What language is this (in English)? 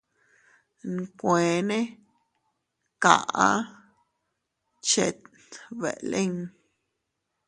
Teutila Cuicatec